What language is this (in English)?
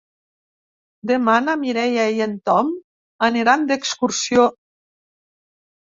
Catalan